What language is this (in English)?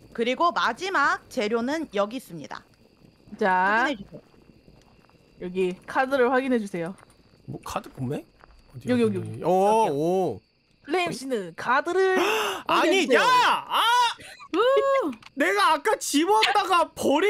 Korean